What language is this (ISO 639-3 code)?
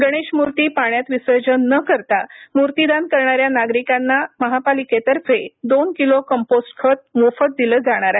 mar